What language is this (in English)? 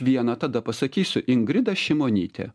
Lithuanian